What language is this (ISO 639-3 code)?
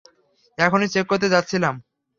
ben